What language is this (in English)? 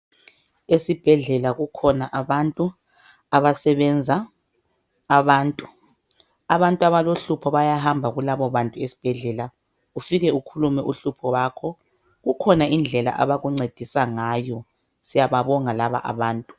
North Ndebele